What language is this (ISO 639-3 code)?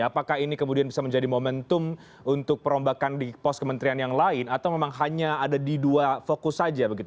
ind